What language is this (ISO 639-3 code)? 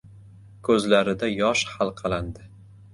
uzb